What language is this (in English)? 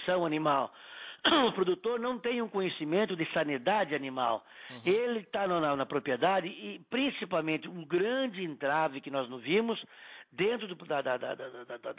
Portuguese